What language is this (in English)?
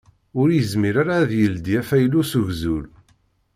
Kabyle